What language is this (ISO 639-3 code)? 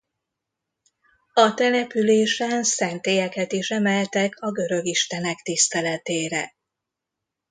hun